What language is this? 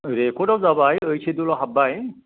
Bodo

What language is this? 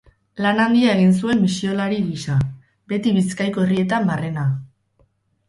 Basque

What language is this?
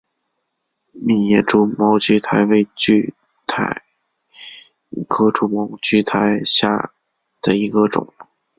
Chinese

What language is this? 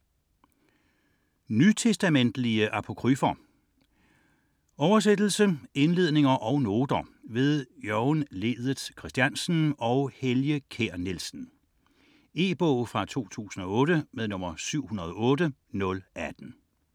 Danish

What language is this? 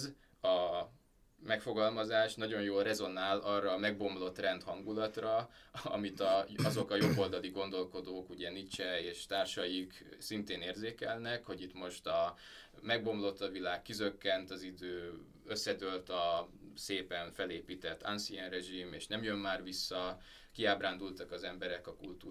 Hungarian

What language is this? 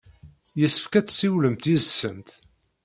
Kabyle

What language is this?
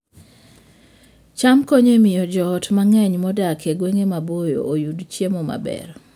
Luo (Kenya and Tanzania)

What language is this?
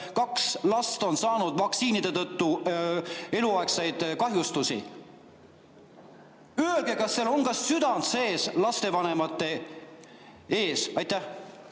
Estonian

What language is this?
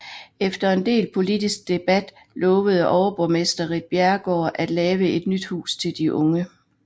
Danish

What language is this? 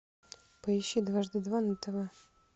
Russian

